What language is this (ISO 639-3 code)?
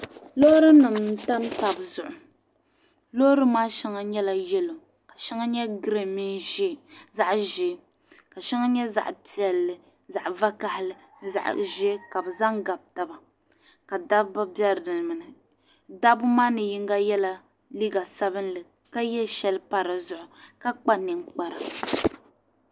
dag